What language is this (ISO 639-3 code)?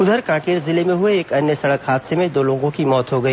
hin